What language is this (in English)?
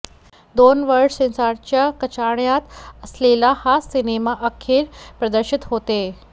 Marathi